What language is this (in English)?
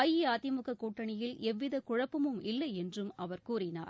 Tamil